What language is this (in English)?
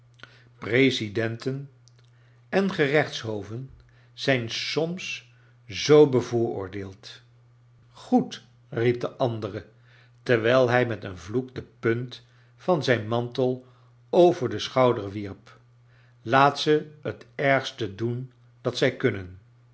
Dutch